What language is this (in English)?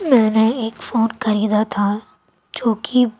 Urdu